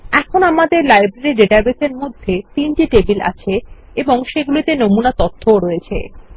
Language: Bangla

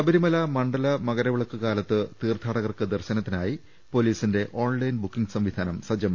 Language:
Malayalam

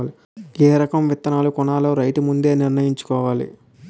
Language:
Telugu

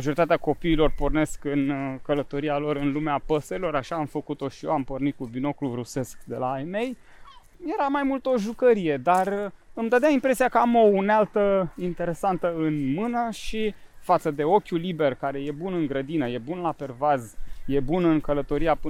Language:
Romanian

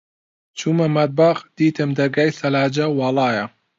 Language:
Central Kurdish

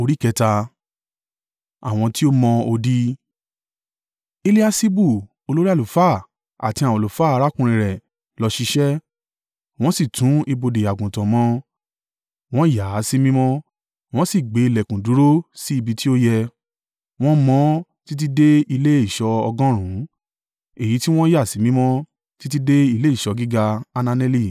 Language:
Yoruba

